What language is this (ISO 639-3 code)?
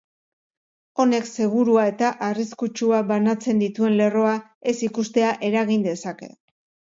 eus